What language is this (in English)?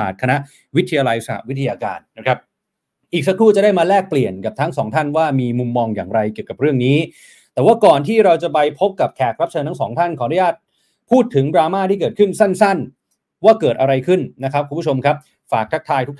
Thai